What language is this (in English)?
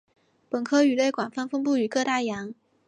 Chinese